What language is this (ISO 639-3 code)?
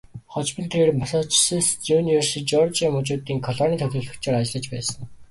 mon